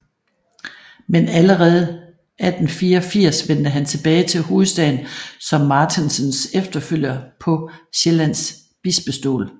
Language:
Danish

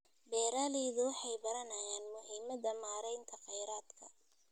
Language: Somali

